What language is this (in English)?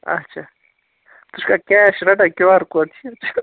Kashmiri